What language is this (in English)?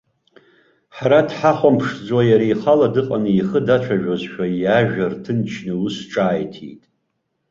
Abkhazian